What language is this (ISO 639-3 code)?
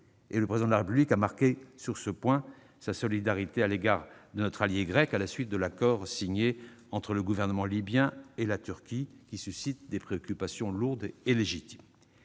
fra